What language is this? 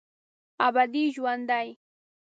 Pashto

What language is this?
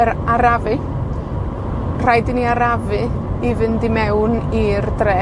Welsh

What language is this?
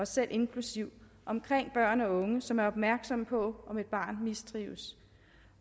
Danish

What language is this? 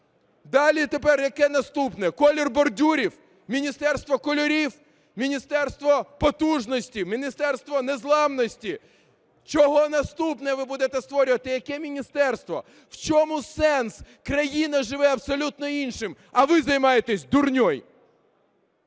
Ukrainian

